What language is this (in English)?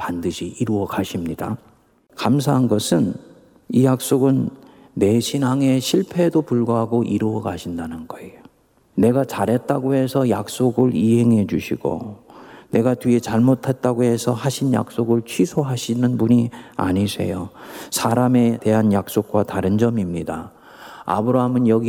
Korean